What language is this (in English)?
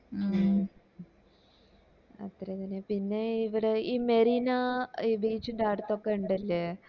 Malayalam